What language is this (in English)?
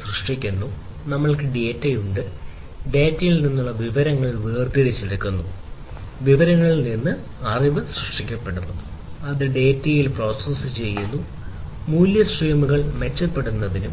Malayalam